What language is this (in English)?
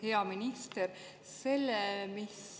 Estonian